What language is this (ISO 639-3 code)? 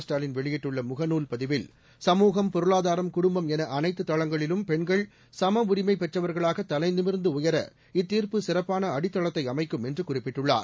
tam